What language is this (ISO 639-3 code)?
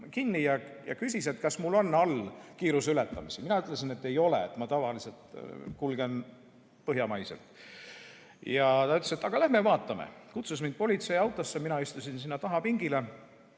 est